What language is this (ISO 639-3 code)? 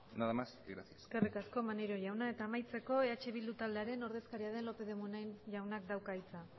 eus